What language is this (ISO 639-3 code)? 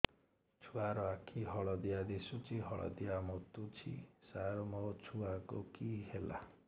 ori